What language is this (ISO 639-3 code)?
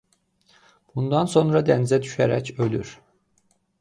aze